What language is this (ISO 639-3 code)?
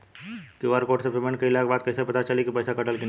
bho